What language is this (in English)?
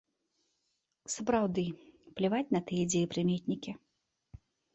Belarusian